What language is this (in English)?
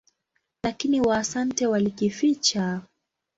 Swahili